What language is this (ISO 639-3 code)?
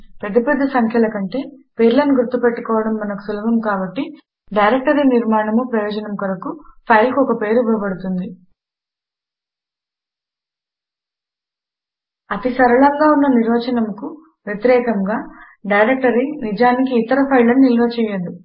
tel